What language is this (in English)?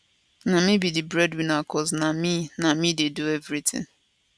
Nigerian Pidgin